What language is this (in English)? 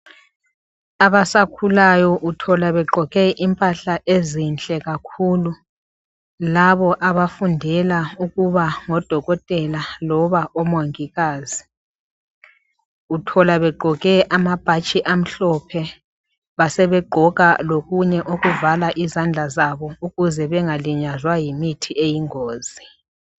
North Ndebele